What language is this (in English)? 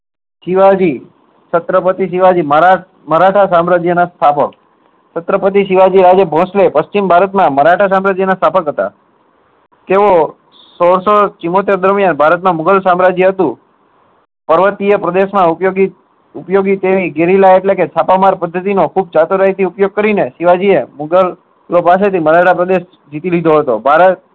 Gujarati